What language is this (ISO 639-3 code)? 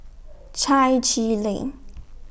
eng